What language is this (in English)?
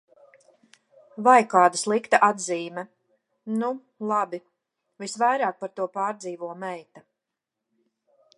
Latvian